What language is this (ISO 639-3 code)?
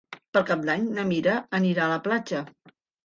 cat